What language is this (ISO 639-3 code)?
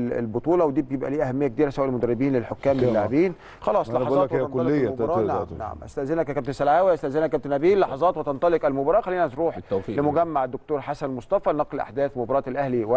ara